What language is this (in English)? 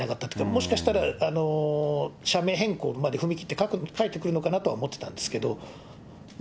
Japanese